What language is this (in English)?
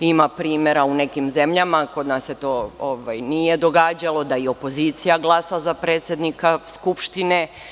Serbian